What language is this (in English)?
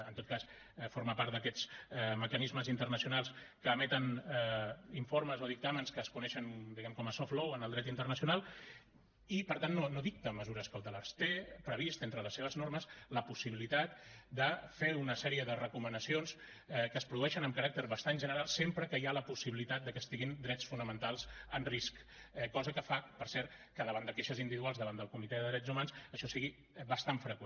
Catalan